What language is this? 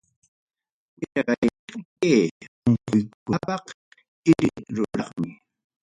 Ayacucho Quechua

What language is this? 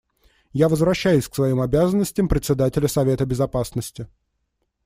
Russian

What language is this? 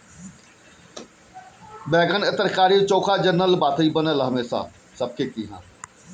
Bhojpuri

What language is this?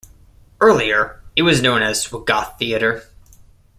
English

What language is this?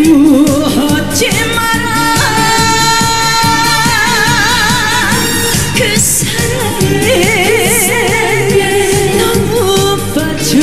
Turkish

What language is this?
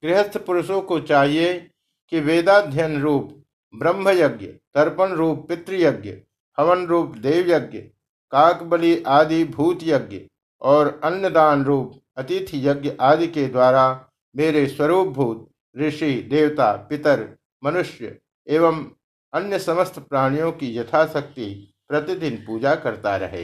Hindi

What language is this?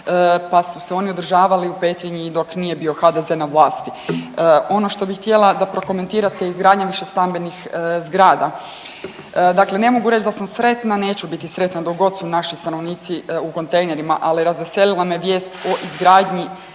Croatian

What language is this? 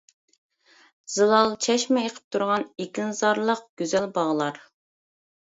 Uyghur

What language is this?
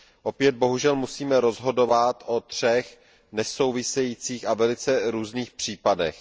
Czech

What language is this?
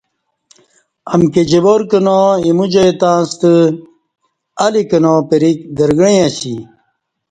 Kati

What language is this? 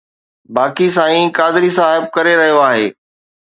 Sindhi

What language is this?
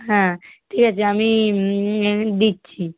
Bangla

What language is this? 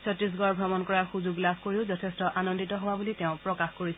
Assamese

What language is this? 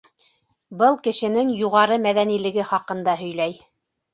Bashkir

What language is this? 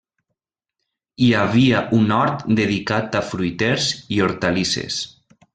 Catalan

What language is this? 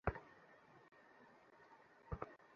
Bangla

